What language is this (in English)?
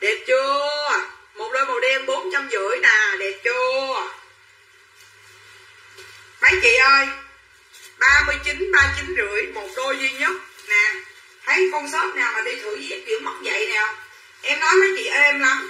Vietnamese